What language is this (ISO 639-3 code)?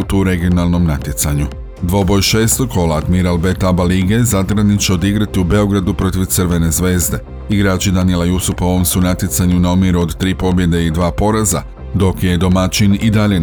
hrv